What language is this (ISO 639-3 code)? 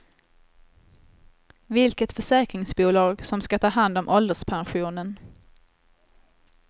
swe